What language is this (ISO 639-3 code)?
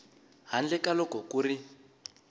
tso